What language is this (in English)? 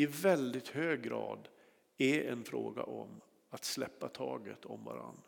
Swedish